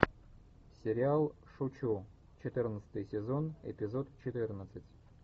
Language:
Russian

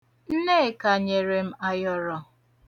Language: Igbo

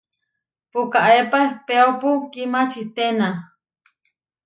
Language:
Huarijio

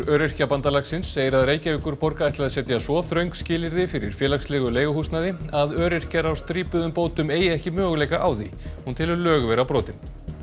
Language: Icelandic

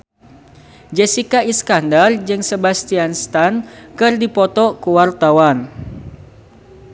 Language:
Sundanese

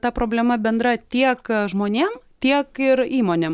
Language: Lithuanian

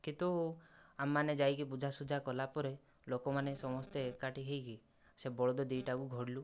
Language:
Odia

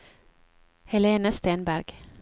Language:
Norwegian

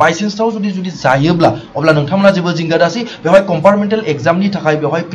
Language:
Korean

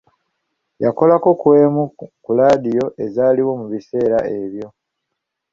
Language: Ganda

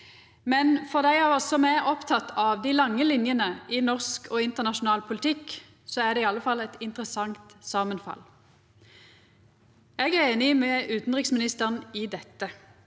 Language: Norwegian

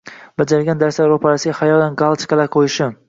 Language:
Uzbek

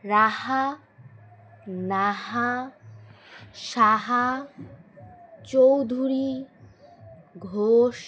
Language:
Bangla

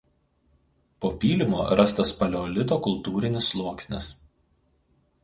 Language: Lithuanian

